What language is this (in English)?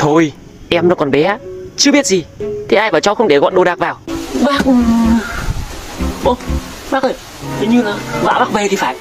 Vietnamese